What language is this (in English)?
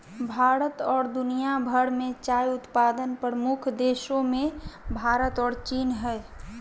Magahi